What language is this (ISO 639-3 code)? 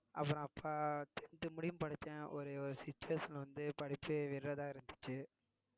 tam